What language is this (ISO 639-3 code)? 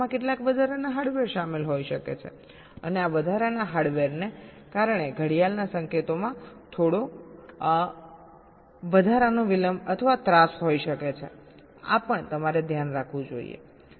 guj